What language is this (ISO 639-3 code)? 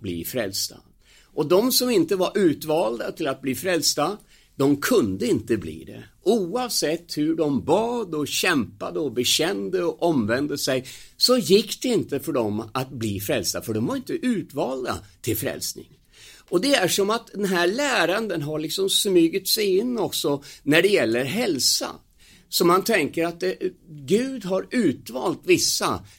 swe